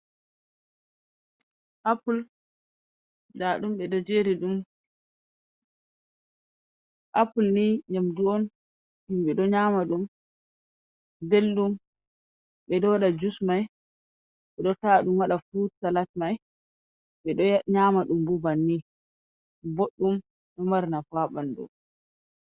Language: Fula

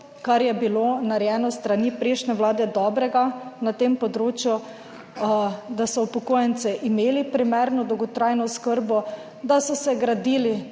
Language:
Slovenian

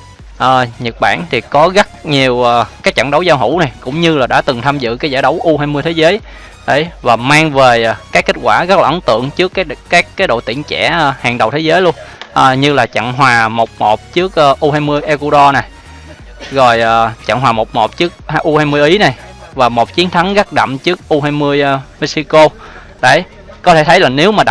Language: Vietnamese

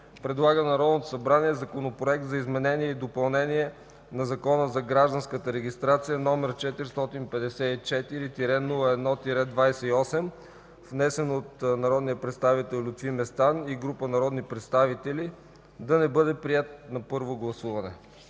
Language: Bulgarian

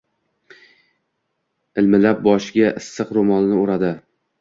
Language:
Uzbek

